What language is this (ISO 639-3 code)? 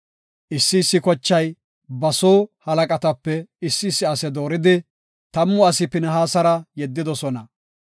gof